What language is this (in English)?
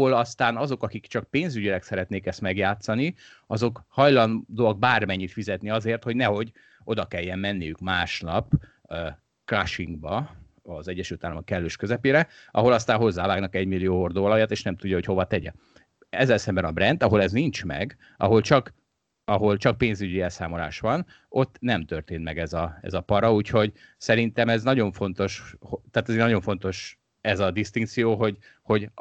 Hungarian